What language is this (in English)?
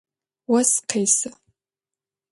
Adyghe